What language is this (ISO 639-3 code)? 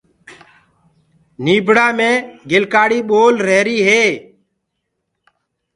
ggg